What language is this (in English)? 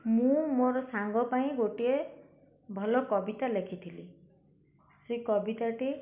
Odia